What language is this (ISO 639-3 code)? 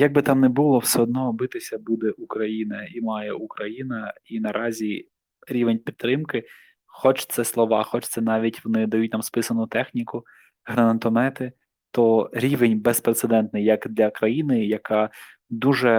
ukr